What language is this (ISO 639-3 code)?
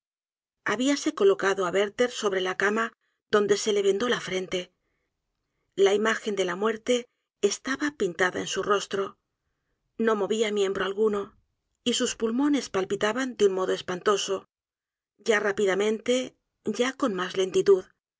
spa